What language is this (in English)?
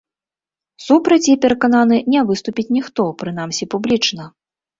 Belarusian